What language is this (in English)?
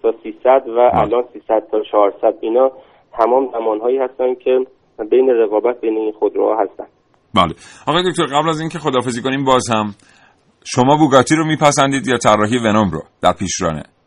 Persian